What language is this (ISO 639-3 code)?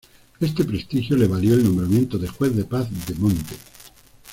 spa